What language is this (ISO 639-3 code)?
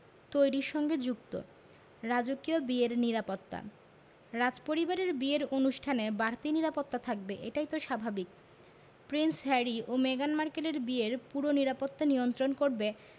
ben